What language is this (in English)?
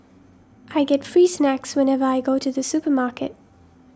English